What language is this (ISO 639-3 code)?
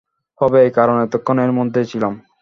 ben